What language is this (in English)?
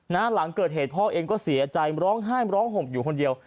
Thai